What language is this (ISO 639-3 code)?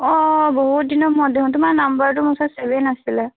asm